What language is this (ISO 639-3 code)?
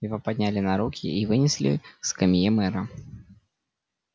rus